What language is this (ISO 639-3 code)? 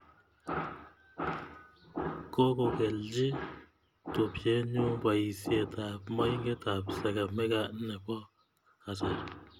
kln